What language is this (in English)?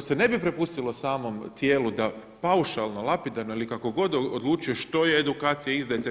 Croatian